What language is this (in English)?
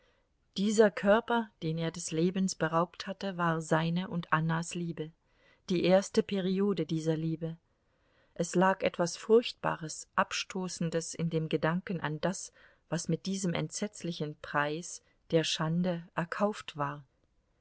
German